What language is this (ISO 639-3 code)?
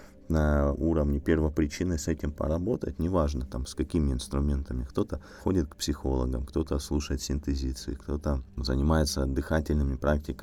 rus